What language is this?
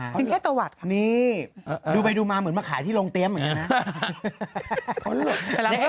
Thai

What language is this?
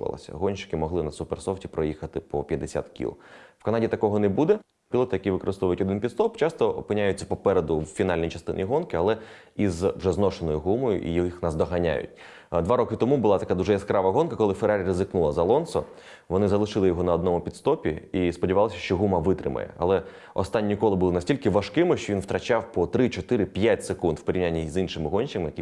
Ukrainian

